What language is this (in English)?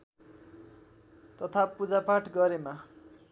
Nepali